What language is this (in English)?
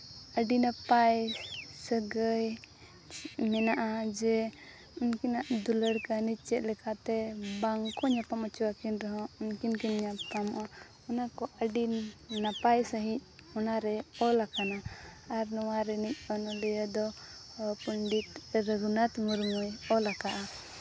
Santali